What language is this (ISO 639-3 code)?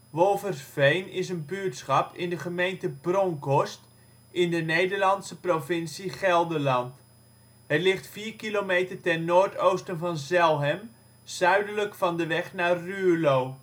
nld